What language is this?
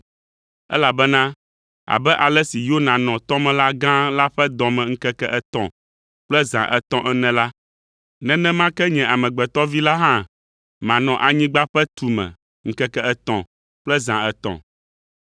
Ewe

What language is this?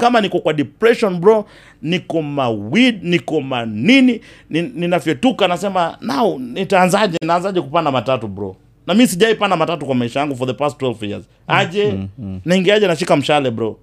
Swahili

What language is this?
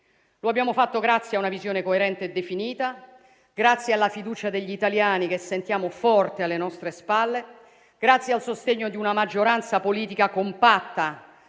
Italian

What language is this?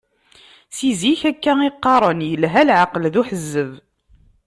Kabyle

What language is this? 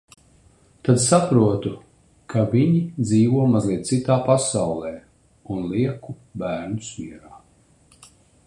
Latvian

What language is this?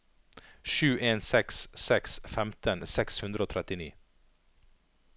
Norwegian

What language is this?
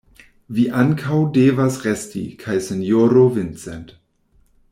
Esperanto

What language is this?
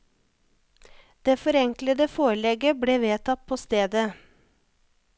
Norwegian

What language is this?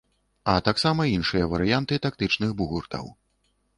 Belarusian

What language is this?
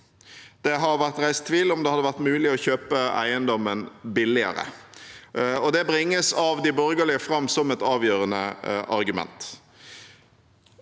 Norwegian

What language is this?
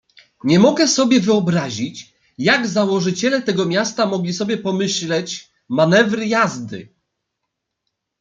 Polish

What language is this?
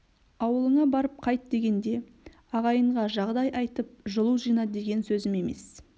Kazakh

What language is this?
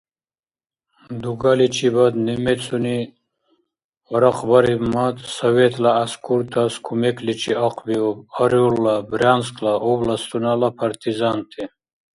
Dargwa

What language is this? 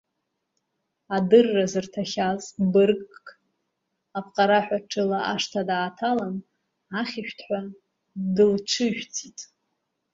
Abkhazian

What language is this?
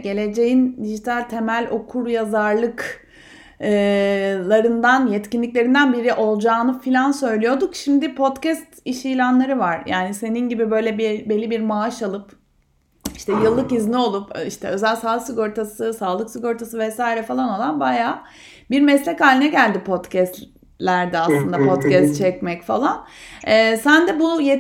Turkish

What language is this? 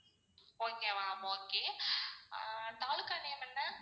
Tamil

